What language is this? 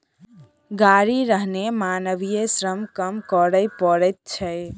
Maithili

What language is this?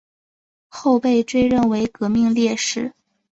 Chinese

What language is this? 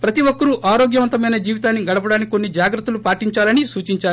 Telugu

